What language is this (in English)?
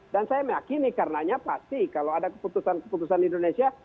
Indonesian